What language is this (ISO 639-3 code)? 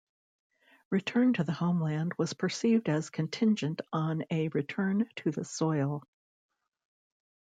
eng